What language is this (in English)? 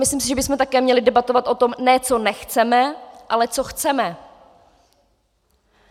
Czech